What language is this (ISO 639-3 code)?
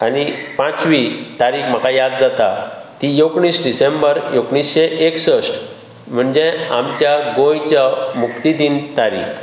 kok